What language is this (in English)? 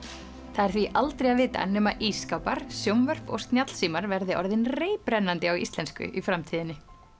Icelandic